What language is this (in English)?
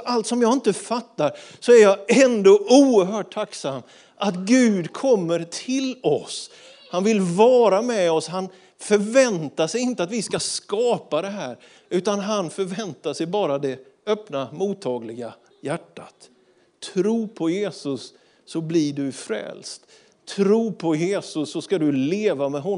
Swedish